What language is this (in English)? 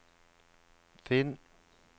Norwegian